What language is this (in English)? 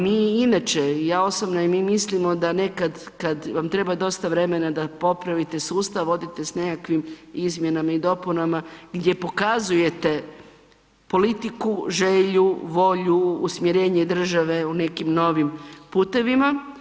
Croatian